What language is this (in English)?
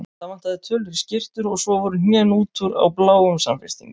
Icelandic